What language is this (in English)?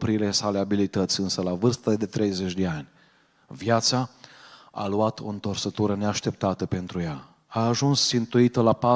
Romanian